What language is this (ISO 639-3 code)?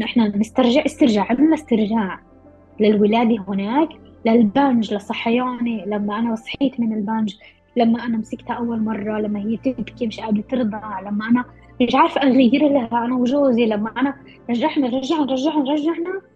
ara